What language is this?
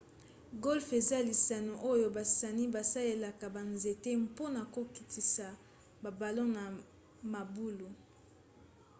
Lingala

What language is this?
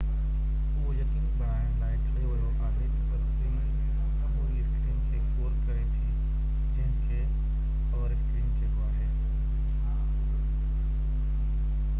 Sindhi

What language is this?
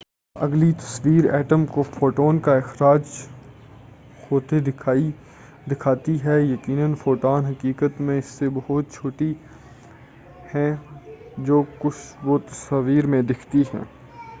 Urdu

